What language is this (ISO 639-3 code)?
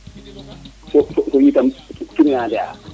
srr